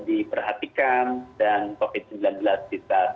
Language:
Indonesian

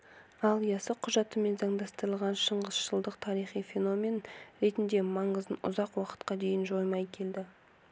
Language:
Kazakh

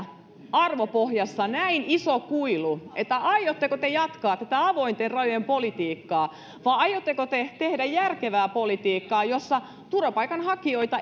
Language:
Finnish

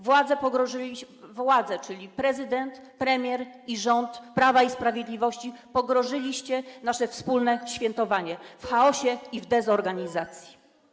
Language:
Polish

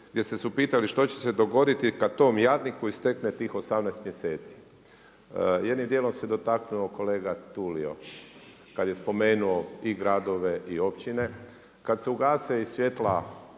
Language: Croatian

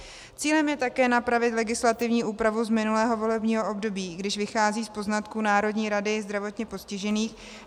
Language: Czech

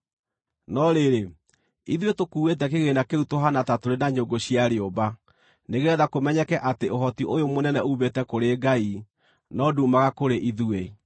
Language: Kikuyu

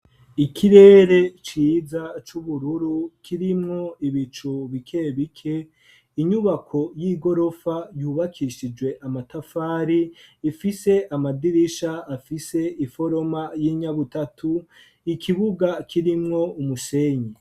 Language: Rundi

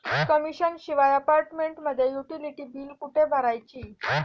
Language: Marathi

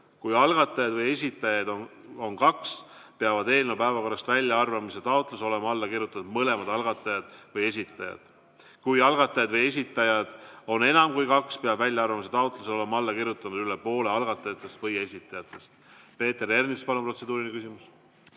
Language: Estonian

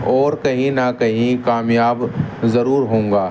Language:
Urdu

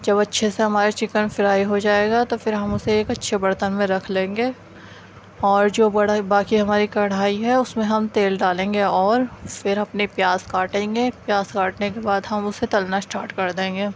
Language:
Urdu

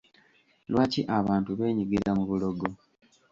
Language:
Ganda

